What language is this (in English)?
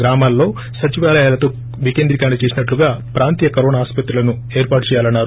Telugu